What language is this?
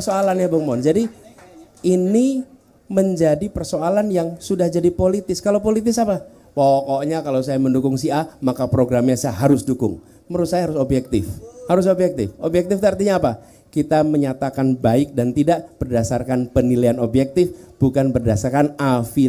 Indonesian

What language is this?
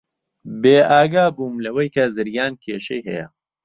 Central Kurdish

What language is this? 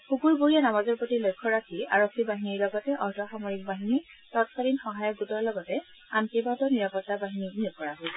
Assamese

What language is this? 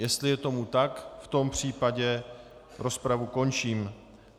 Czech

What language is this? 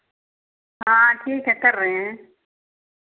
Hindi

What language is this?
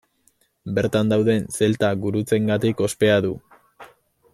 Basque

